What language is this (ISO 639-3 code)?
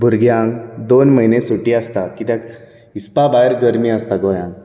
kok